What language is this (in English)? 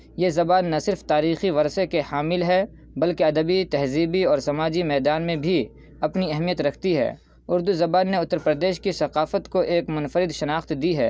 Urdu